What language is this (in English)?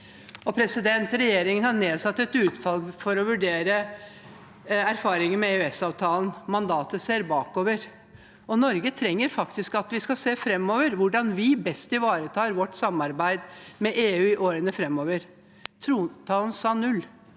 Norwegian